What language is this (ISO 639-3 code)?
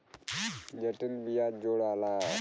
bho